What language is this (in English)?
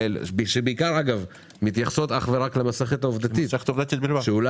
Hebrew